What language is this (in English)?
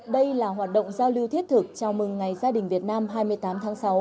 Vietnamese